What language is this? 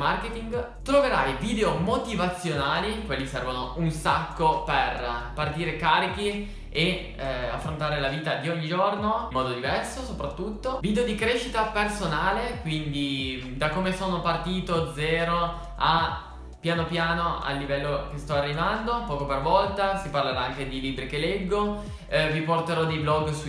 Italian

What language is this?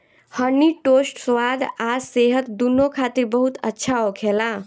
Bhojpuri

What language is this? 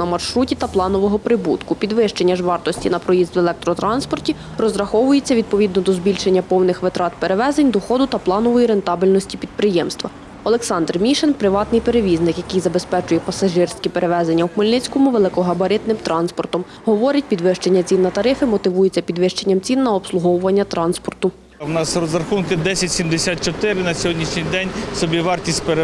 Ukrainian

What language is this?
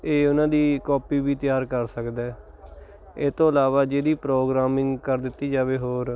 Punjabi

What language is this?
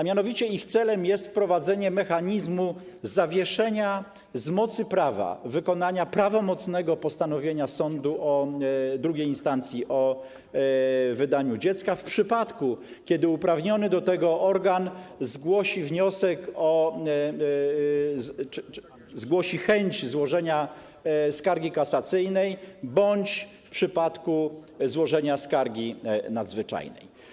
Polish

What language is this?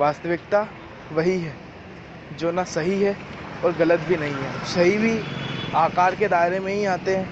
Hindi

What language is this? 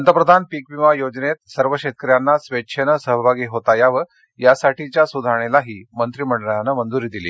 Marathi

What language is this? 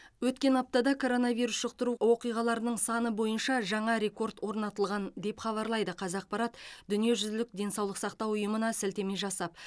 Kazakh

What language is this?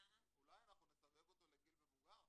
Hebrew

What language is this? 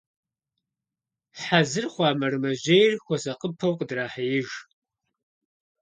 Kabardian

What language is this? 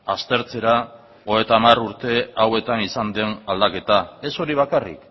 Basque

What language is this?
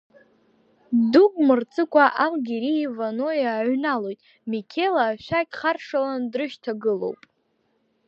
Abkhazian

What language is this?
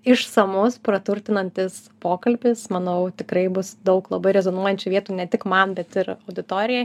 Lithuanian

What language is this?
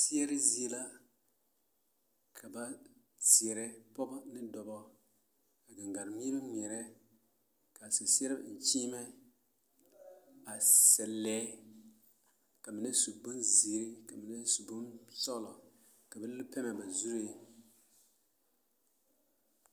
Southern Dagaare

